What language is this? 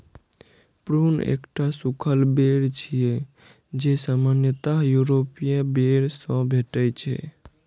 Maithili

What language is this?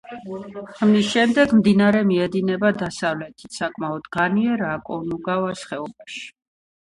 Georgian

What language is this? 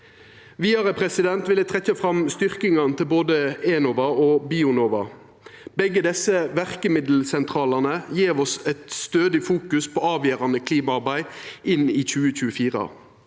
Norwegian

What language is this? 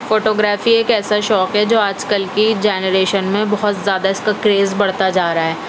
Urdu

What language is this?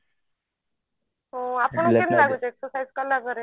Odia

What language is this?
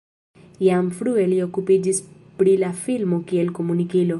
Esperanto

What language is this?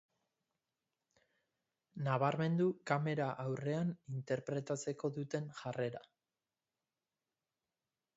Basque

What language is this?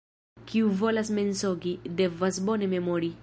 Esperanto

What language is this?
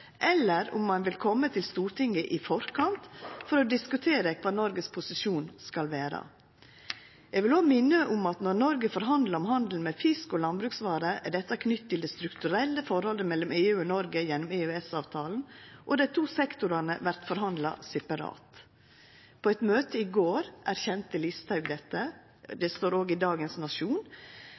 Norwegian Nynorsk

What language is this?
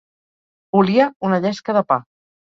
Catalan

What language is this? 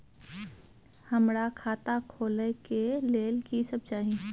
Maithili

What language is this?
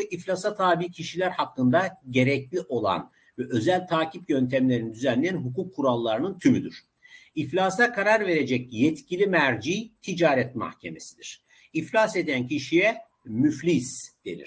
Turkish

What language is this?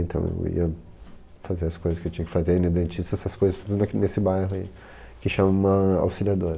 Portuguese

